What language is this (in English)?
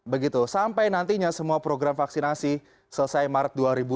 Indonesian